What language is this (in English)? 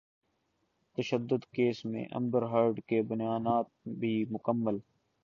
Urdu